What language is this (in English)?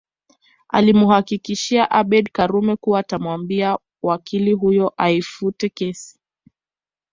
Swahili